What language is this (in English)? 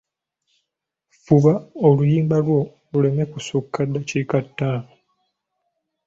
Ganda